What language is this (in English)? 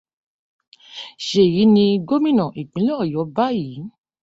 Yoruba